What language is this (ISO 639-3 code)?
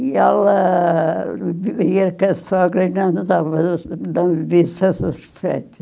por